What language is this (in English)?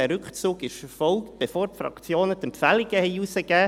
Swiss German